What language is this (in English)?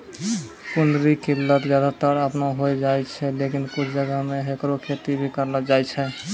Maithili